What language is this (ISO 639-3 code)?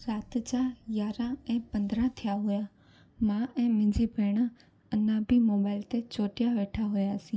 snd